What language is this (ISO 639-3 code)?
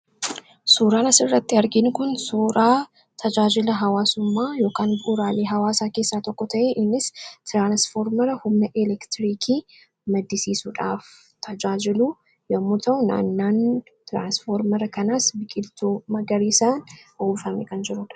orm